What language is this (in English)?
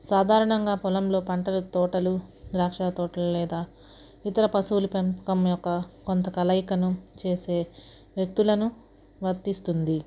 Telugu